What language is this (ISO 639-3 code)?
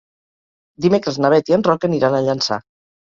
cat